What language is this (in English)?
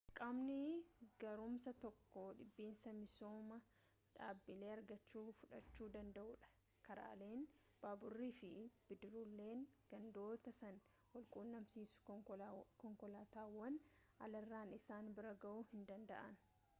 Oromo